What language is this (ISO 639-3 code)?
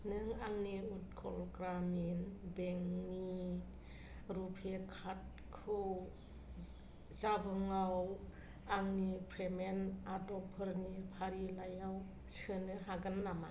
brx